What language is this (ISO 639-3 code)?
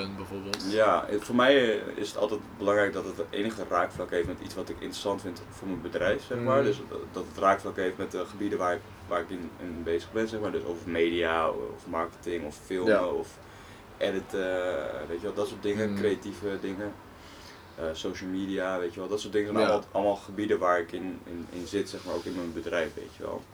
nld